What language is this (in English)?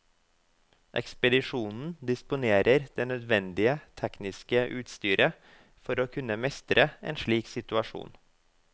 Norwegian